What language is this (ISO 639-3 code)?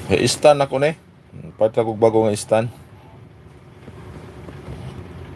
fil